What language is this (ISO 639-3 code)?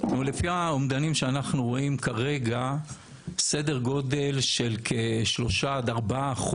heb